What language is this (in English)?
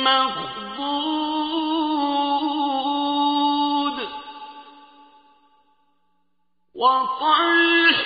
Arabic